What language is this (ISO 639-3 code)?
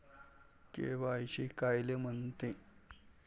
mar